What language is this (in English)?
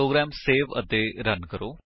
Punjabi